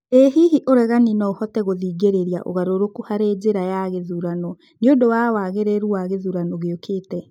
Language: Kikuyu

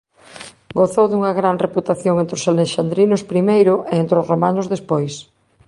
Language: Galician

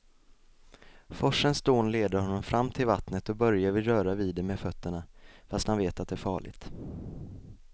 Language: Swedish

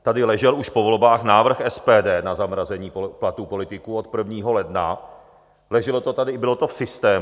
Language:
Czech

